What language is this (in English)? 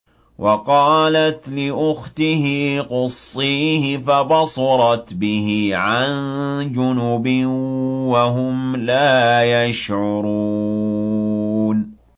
Arabic